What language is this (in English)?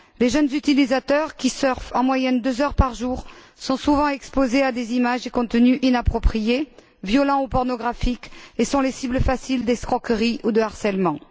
French